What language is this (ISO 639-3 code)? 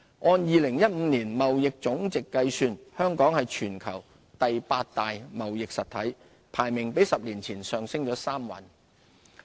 yue